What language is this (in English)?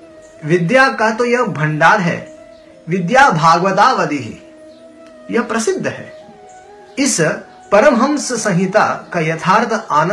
Hindi